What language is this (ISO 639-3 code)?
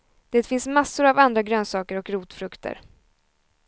swe